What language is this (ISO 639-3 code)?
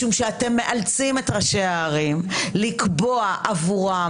heb